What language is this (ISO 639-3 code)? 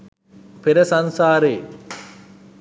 sin